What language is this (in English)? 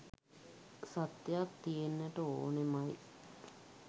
Sinhala